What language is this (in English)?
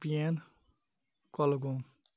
Kashmiri